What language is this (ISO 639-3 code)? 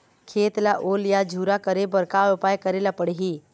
hne